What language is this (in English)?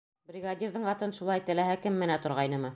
Bashkir